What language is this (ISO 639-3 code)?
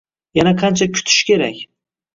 uzb